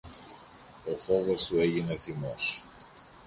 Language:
Greek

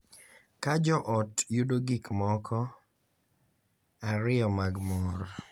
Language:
Luo (Kenya and Tanzania)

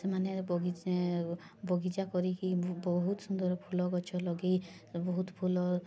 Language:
Odia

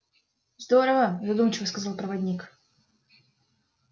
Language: Russian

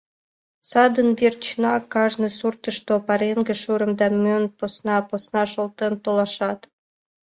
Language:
Mari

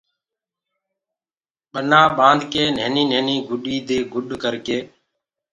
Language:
Gurgula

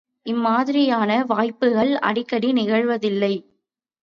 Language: Tamil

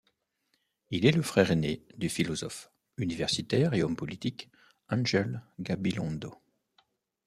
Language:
French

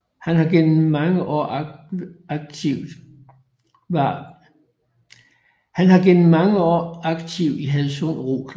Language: Danish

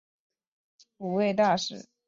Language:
Chinese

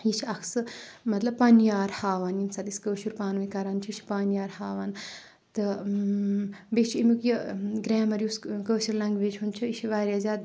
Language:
Kashmiri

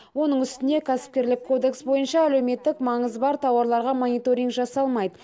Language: Kazakh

